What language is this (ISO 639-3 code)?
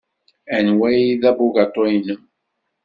kab